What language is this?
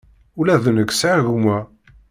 Kabyle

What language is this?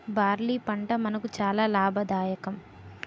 Telugu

